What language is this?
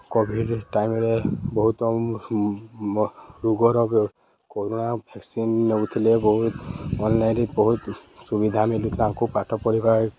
Odia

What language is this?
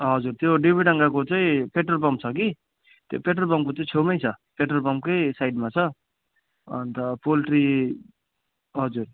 Nepali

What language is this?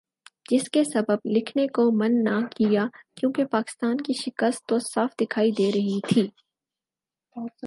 Urdu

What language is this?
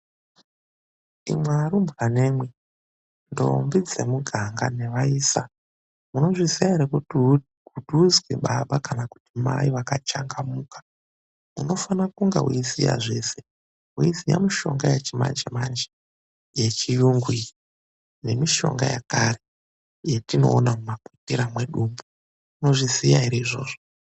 Ndau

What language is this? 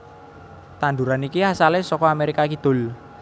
Javanese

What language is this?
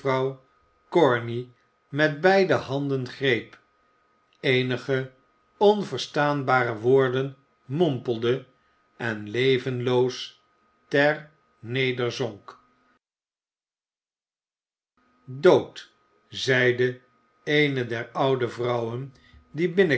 Dutch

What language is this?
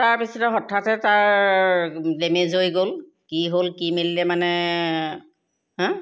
Assamese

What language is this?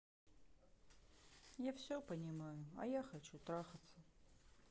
Russian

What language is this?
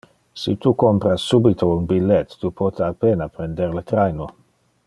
Interlingua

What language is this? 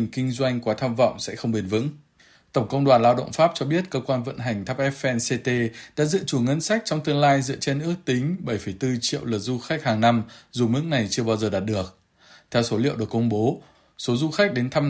Vietnamese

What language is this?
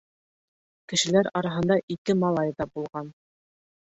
Bashkir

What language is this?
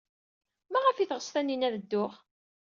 Kabyle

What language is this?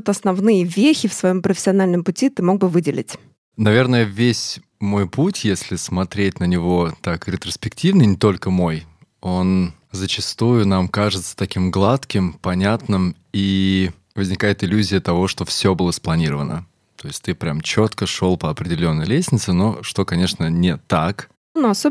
Russian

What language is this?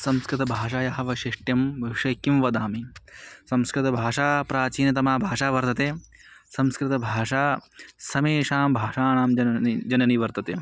Sanskrit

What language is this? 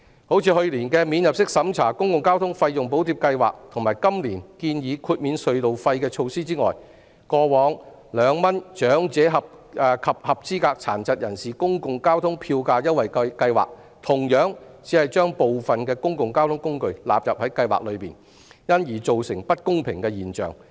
Cantonese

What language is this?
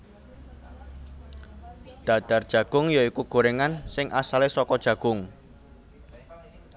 Javanese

